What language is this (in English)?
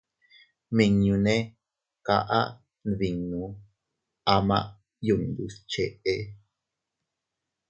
Teutila Cuicatec